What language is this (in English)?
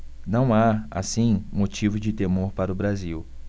Portuguese